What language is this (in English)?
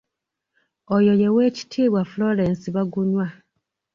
Ganda